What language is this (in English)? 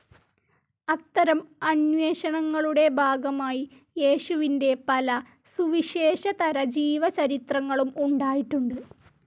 Malayalam